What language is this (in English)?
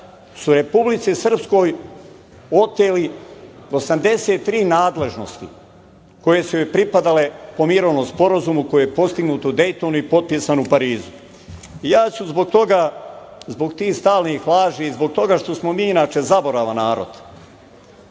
Serbian